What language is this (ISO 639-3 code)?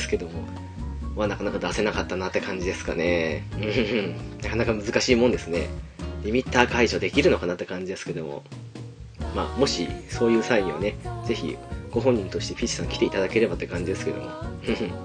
jpn